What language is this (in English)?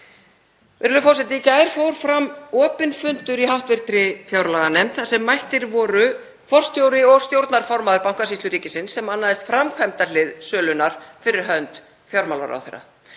Icelandic